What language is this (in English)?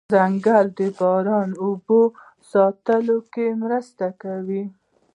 Pashto